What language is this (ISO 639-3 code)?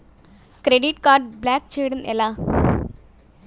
tel